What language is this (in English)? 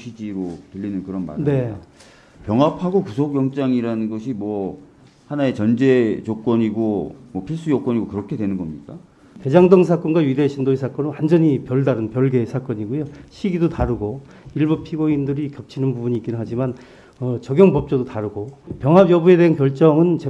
Korean